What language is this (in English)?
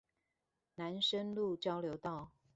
Chinese